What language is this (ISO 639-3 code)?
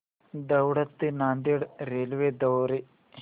mar